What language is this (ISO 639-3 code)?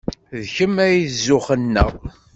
kab